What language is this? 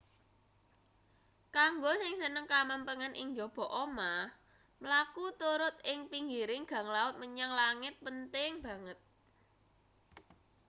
Javanese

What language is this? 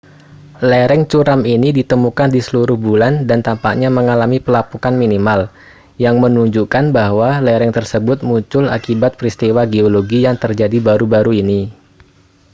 Indonesian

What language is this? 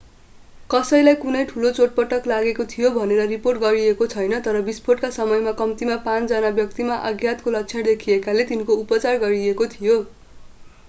Nepali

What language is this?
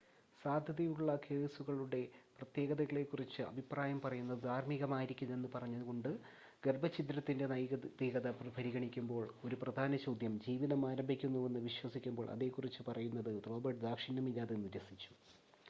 Malayalam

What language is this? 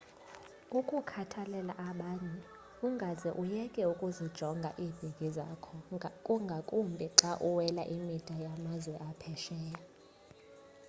Xhosa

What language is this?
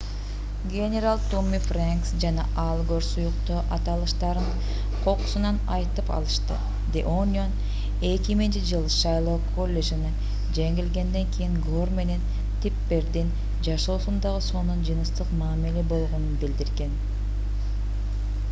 Kyrgyz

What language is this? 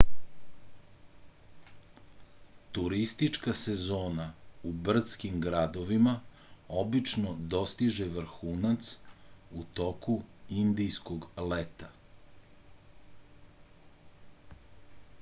Serbian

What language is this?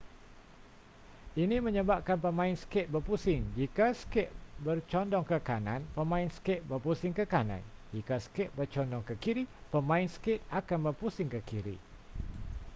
Malay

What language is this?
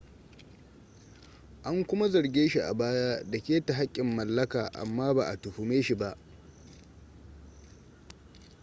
Hausa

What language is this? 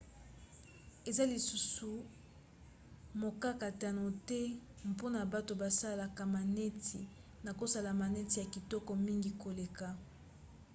Lingala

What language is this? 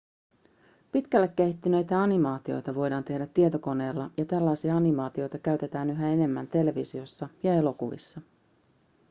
Finnish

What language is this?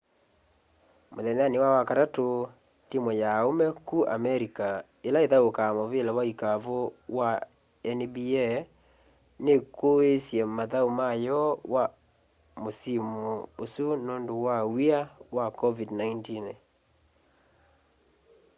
Kamba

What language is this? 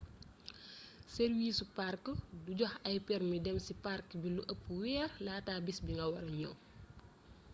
Wolof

